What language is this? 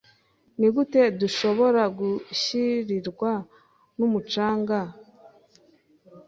Kinyarwanda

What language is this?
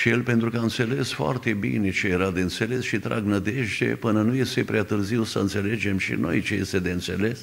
Romanian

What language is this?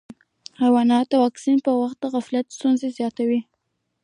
Pashto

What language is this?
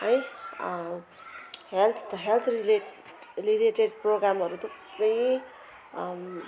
Nepali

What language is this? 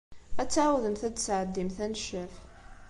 Kabyle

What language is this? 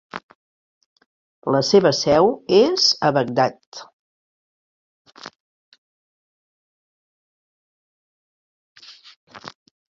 Catalan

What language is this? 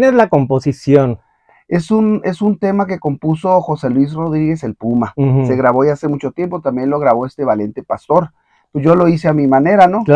Spanish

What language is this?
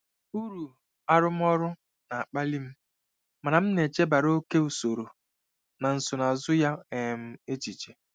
Igbo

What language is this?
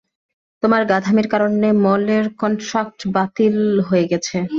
Bangla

